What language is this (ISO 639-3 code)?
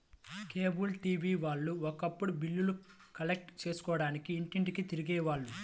tel